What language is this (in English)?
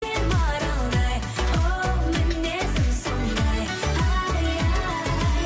Kazakh